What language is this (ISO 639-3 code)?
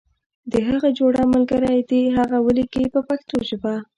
pus